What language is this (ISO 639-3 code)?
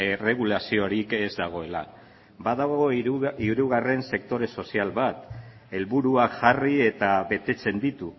eus